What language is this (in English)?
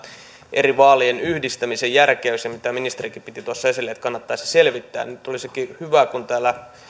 Finnish